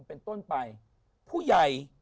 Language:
Thai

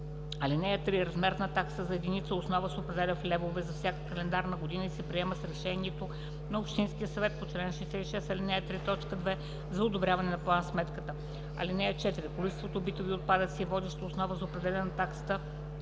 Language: Bulgarian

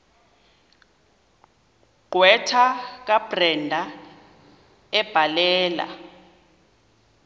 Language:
Xhosa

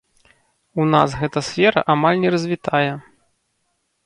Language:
Belarusian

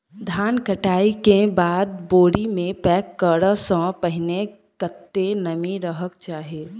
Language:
Maithili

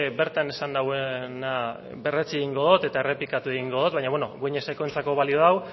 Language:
Basque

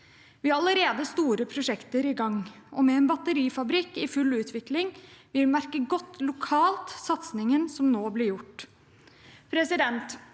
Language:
Norwegian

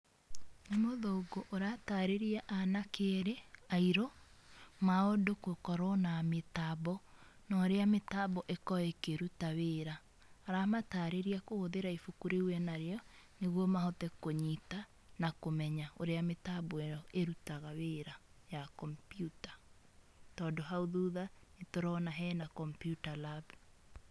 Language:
Kikuyu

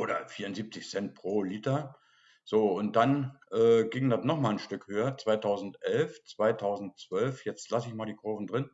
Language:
German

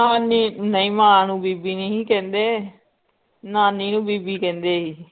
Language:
Punjabi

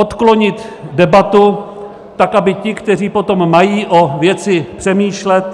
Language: Czech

